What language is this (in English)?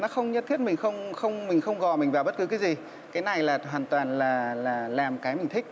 Vietnamese